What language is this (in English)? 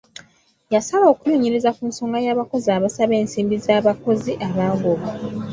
Ganda